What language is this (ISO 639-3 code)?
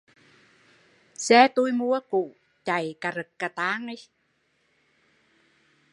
vie